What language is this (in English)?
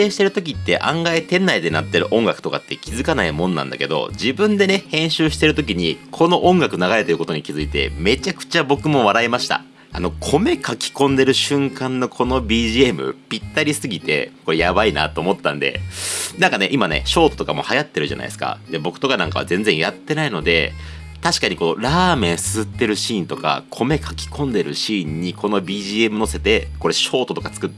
Japanese